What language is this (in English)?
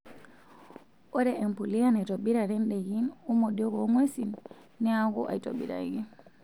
Masai